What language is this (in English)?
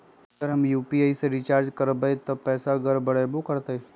Magahi